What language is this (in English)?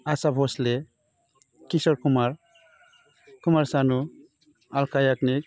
Bodo